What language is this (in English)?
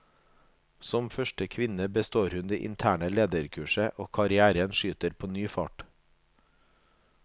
Norwegian